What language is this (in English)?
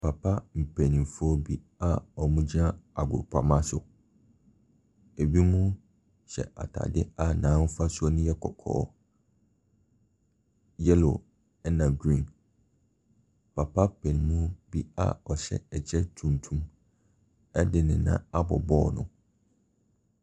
Akan